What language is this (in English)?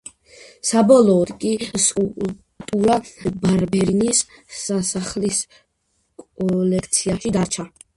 Georgian